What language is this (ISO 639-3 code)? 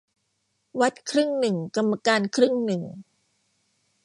tha